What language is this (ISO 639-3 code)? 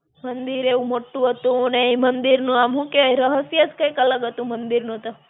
guj